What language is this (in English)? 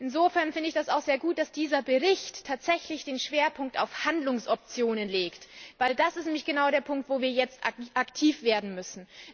German